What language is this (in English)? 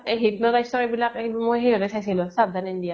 Assamese